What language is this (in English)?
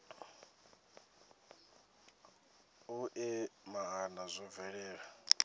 Venda